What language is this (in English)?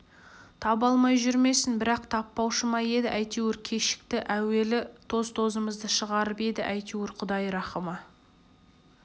Kazakh